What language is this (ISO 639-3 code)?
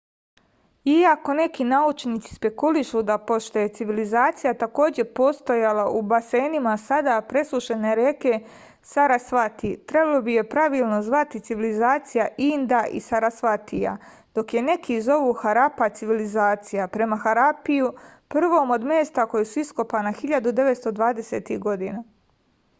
srp